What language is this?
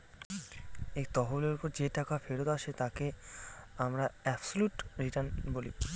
Bangla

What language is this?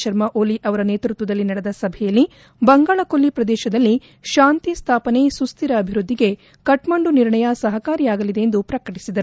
Kannada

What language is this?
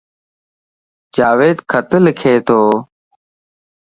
Lasi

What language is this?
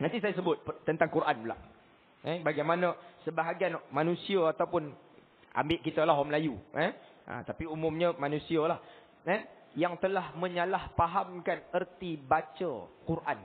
Malay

